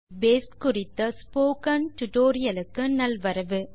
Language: Tamil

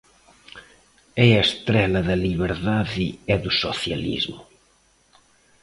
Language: Galician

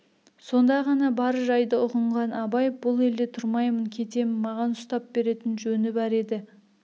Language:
Kazakh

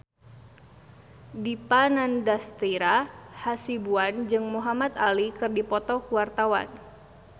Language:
Sundanese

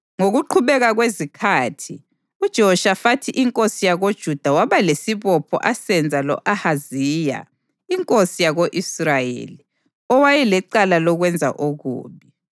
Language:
North Ndebele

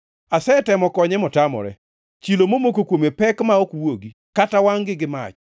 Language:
Luo (Kenya and Tanzania)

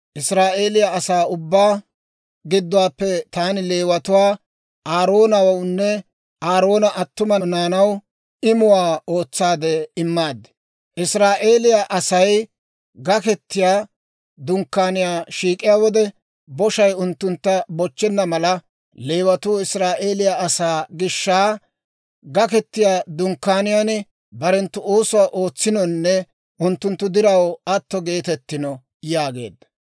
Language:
Dawro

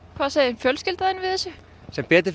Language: Icelandic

